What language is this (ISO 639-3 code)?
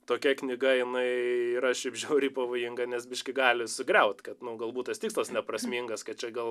lit